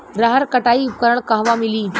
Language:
Bhojpuri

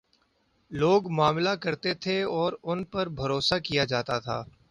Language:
Urdu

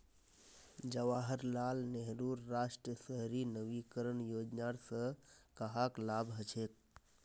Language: Magahi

